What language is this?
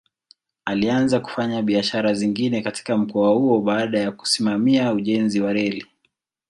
Swahili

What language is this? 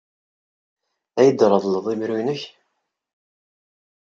Kabyle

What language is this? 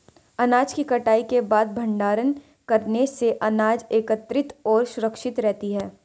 Hindi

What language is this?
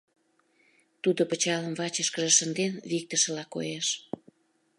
Mari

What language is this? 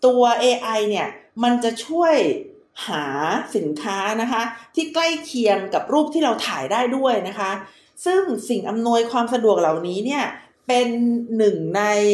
Thai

